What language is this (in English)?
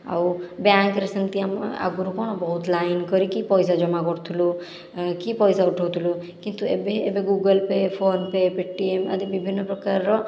Odia